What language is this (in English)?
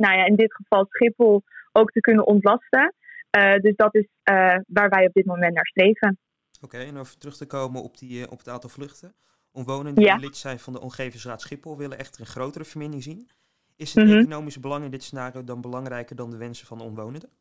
Dutch